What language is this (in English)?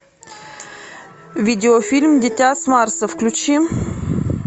Russian